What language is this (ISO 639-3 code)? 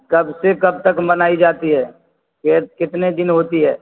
urd